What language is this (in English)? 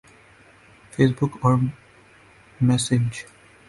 Urdu